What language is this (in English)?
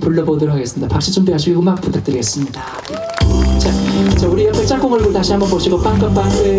Korean